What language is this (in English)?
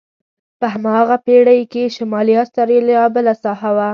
Pashto